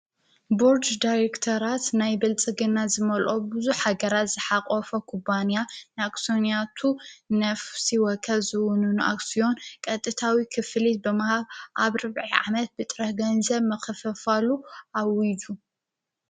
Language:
Tigrinya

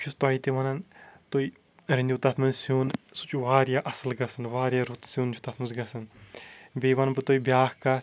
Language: Kashmiri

